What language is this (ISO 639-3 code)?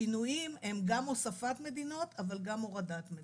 heb